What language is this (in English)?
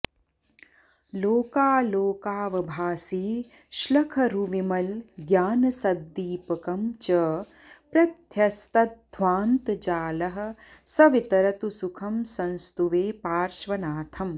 Sanskrit